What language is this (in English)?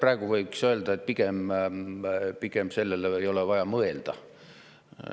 Estonian